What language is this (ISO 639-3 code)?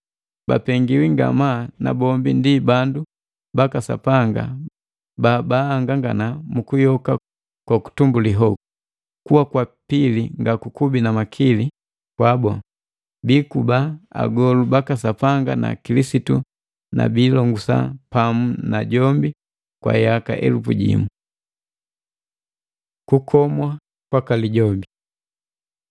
mgv